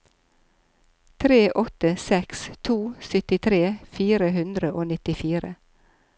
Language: Norwegian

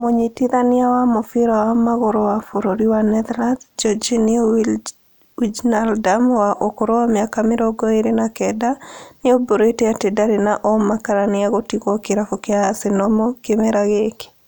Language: Kikuyu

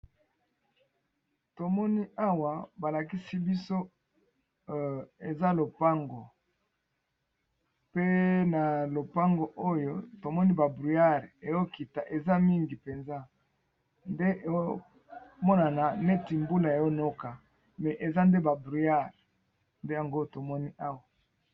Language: Lingala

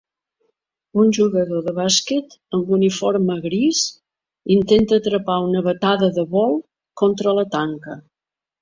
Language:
Catalan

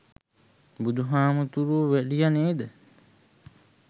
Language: Sinhala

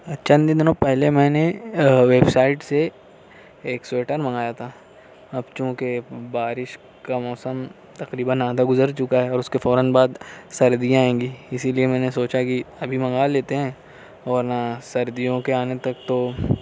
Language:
Urdu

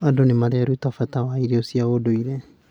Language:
Kikuyu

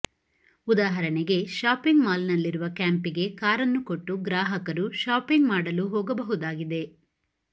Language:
Kannada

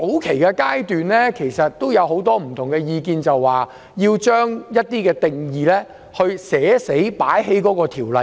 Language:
Cantonese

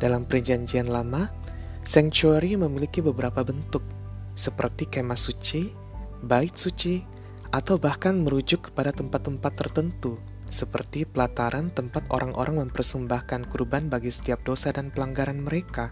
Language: Indonesian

